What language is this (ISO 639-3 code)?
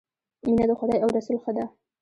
pus